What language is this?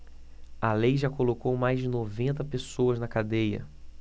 Portuguese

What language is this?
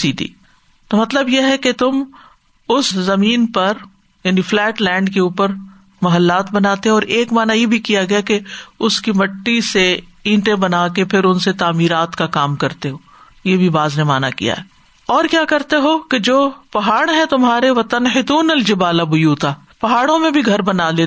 Urdu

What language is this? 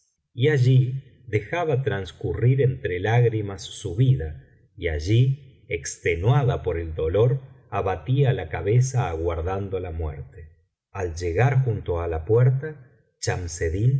Spanish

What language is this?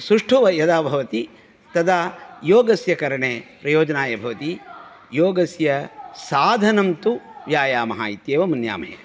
Sanskrit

